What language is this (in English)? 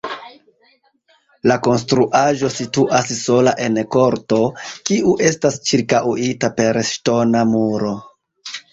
Esperanto